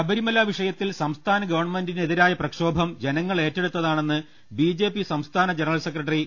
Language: Malayalam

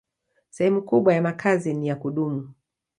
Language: Swahili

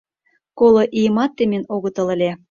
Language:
Mari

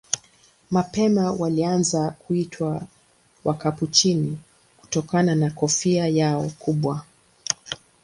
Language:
Swahili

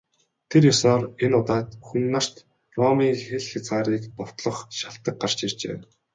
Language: Mongolian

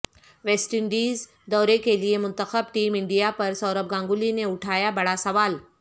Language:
Urdu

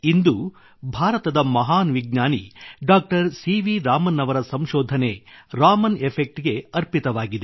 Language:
Kannada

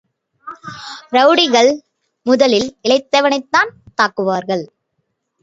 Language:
Tamil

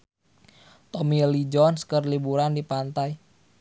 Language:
Sundanese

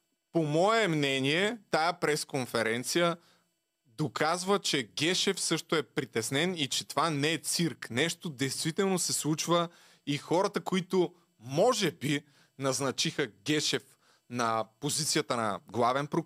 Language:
Bulgarian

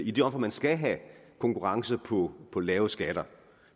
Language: Danish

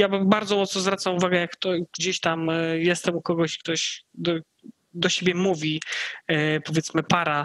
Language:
Polish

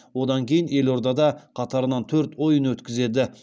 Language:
Kazakh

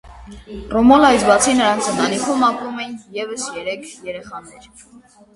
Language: Armenian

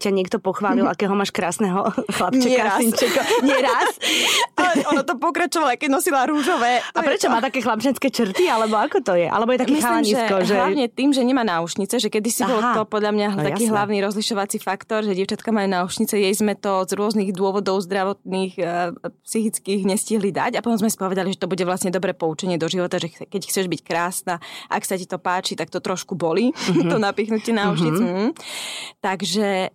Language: Slovak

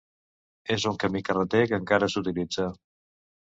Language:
Catalan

